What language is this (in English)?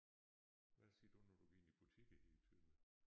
Danish